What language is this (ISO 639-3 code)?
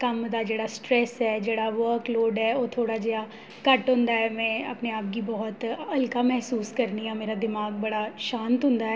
doi